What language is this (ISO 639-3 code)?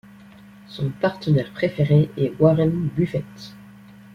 fra